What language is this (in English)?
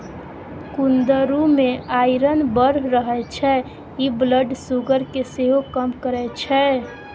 Maithili